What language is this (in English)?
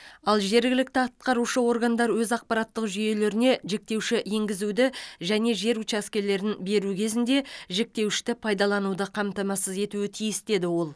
Kazakh